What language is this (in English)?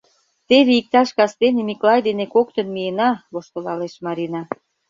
Mari